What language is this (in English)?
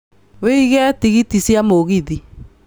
Kikuyu